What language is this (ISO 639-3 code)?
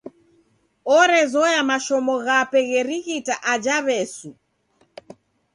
dav